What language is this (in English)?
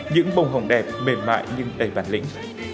Vietnamese